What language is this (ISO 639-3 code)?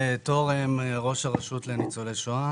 heb